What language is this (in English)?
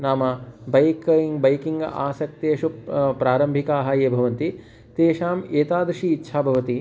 Sanskrit